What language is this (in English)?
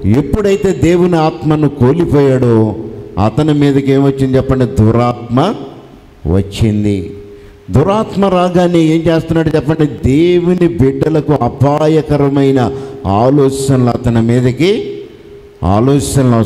Telugu